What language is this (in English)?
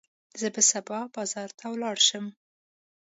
Pashto